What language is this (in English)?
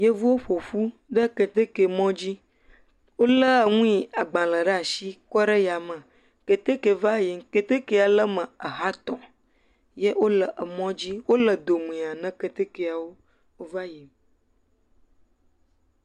Ewe